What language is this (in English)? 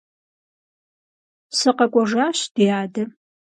Kabardian